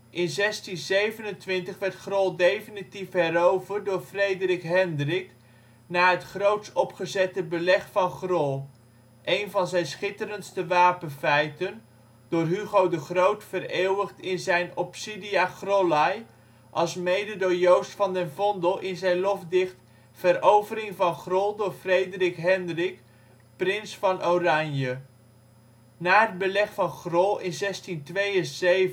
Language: Dutch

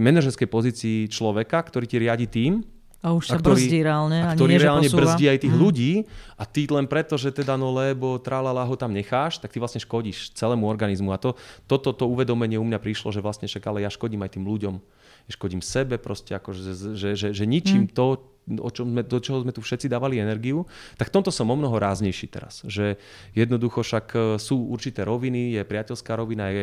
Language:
Slovak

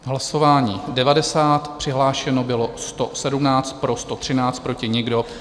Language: Czech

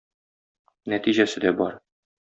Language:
Tatar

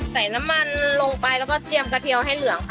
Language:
Thai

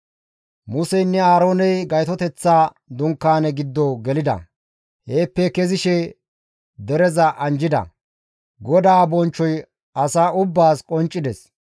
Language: Gamo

